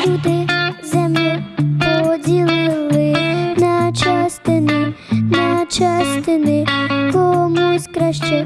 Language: Ukrainian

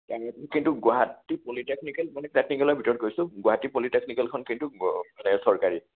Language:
Assamese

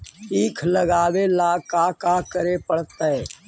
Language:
Magahi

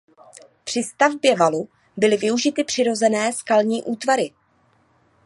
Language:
Czech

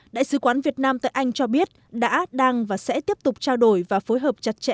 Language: Vietnamese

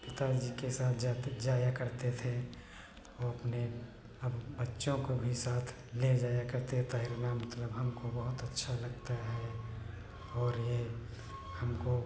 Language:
Hindi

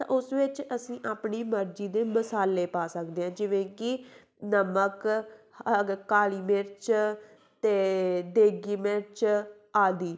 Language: Punjabi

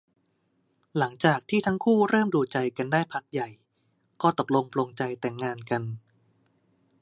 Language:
Thai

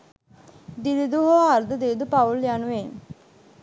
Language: Sinhala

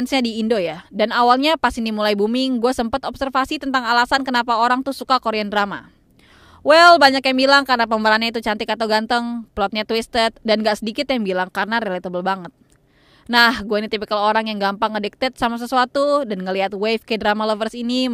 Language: Indonesian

